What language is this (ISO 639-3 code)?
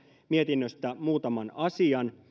fin